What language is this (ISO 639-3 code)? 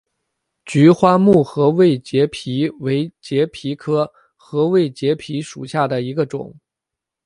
zho